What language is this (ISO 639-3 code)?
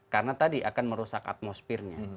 ind